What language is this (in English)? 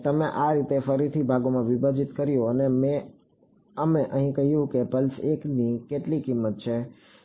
Gujarati